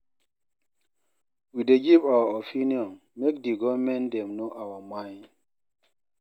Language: Nigerian Pidgin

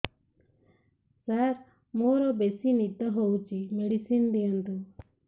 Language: Odia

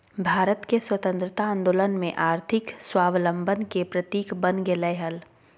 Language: Magahi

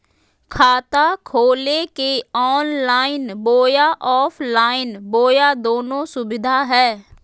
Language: Magahi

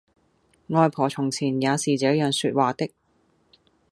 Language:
Cantonese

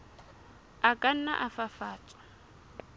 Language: Southern Sotho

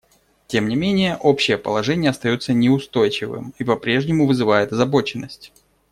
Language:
Russian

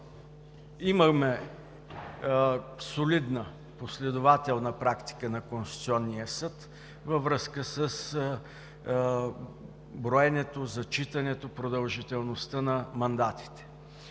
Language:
Bulgarian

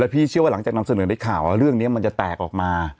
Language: Thai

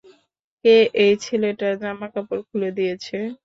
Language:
Bangla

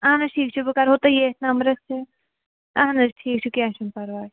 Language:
Kashmiri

